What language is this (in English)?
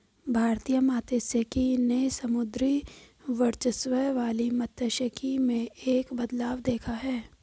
Hindi